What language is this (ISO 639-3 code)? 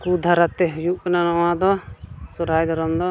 sat